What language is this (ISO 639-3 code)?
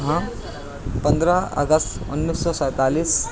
urd